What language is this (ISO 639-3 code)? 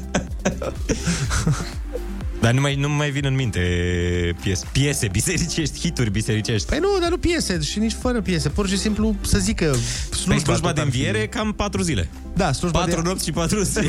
ron